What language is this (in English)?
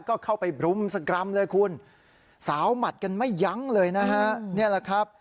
Thai